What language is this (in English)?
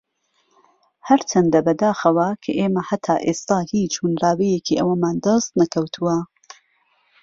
Central Kurdish